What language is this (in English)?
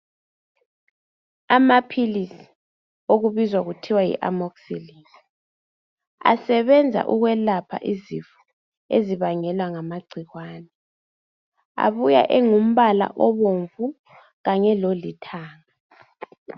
North Ndebele